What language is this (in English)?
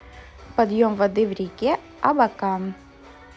Russian